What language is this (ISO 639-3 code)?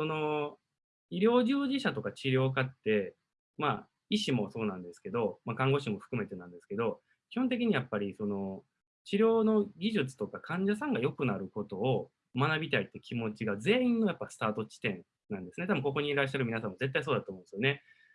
jpn